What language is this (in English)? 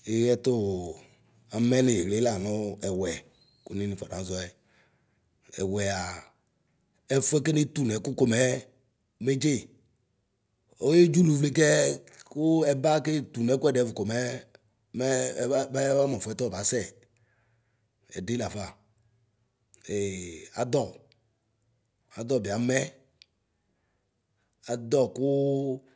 Ikposo